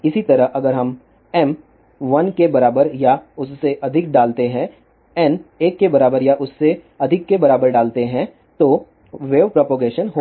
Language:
Hindi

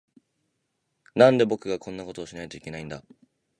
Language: Japanese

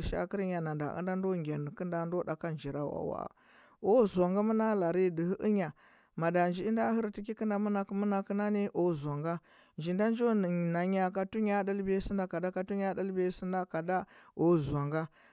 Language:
Huba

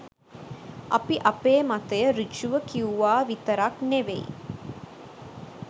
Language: Sinhala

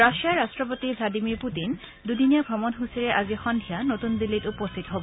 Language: Assamese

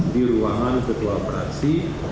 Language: Indonesian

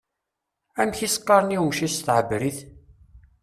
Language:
Kabyle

